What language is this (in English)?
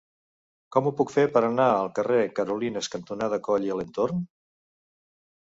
Catalan